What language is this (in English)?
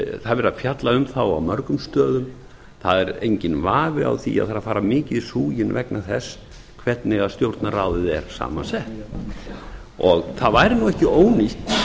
Icelandic